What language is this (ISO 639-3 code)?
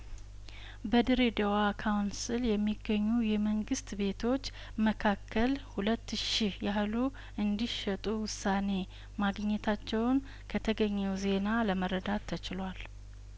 amh